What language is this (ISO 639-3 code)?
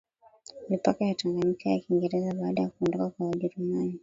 swa